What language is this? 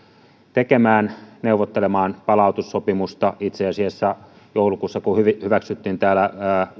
Finnish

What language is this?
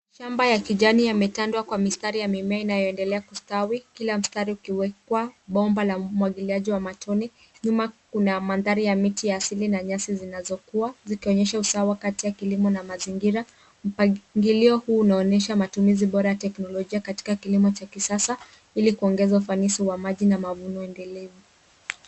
Swahili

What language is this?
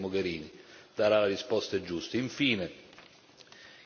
Italian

